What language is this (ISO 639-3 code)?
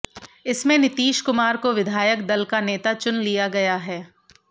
hin